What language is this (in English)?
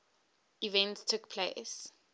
English